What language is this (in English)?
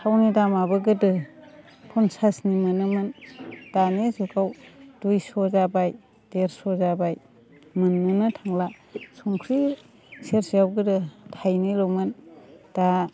Bodo